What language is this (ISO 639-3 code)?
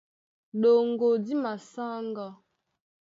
dua